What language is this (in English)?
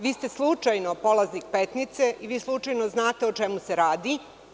Serbian